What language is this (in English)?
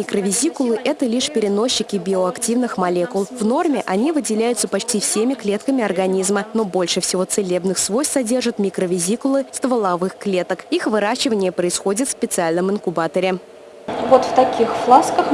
Russian